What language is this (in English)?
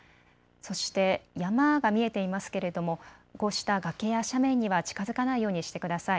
Japanese